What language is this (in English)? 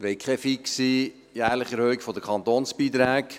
Swiss German